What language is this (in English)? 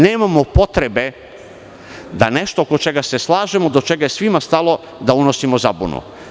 Serbian